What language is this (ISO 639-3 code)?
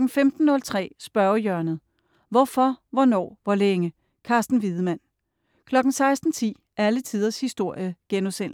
dan